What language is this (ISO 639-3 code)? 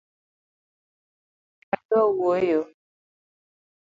luo